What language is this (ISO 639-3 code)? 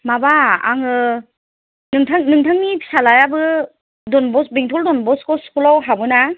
brx